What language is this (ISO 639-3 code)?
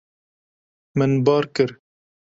kur